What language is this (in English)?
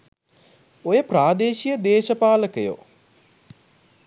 Sinhala